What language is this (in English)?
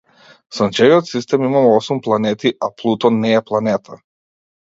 Macedonian